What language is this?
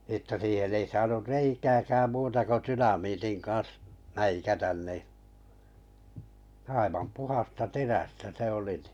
Finnish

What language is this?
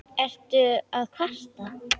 Icelandic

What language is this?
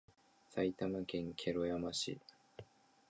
Japanese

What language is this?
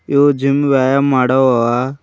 Kannada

